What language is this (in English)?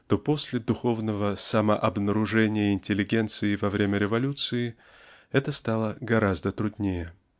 Russian